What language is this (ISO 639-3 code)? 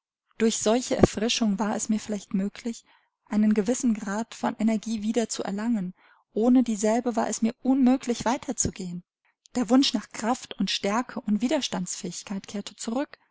deu